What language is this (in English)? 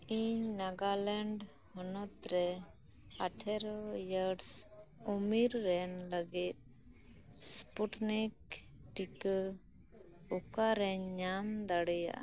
Santali